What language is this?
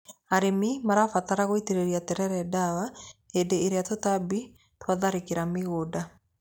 Kikuyu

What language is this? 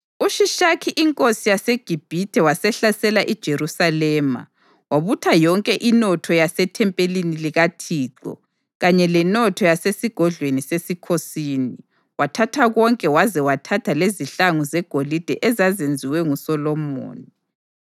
North Ndebele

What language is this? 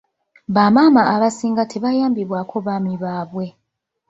Ganda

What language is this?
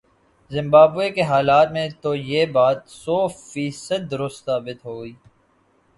Urdu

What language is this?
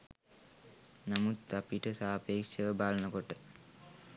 Sinhala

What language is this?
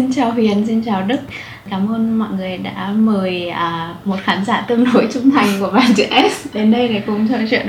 Vietnamese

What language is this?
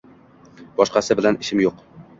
Uzbek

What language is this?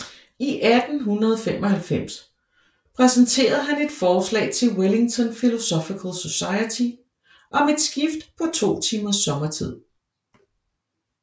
Danish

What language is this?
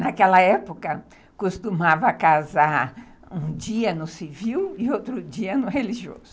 Portuguese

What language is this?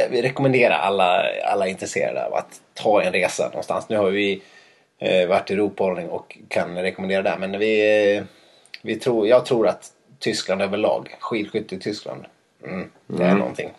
Swedish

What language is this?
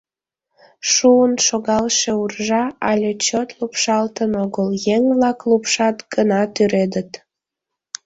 Mari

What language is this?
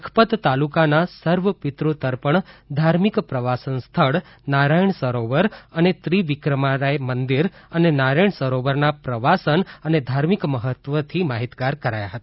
Gujarati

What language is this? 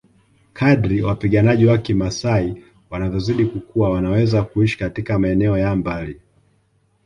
Swahili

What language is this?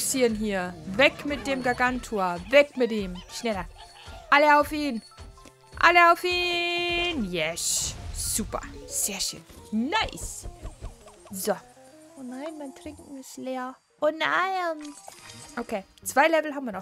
German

